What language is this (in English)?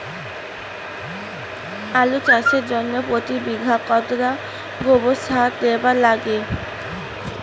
Bangla